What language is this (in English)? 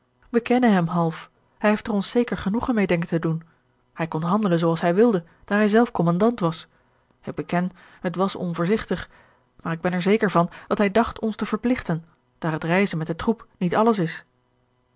Dutch